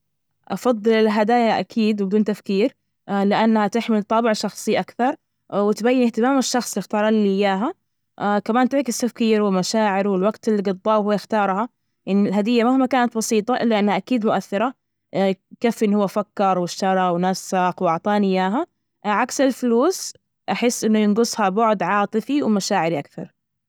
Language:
Najdi Arabic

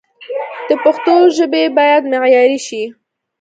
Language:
Pashto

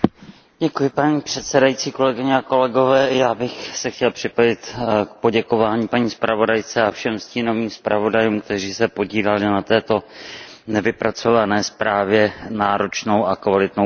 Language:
Czech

